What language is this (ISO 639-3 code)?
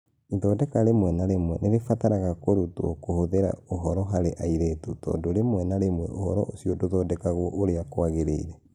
kik